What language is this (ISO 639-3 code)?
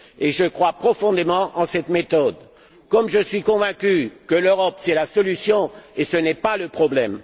fra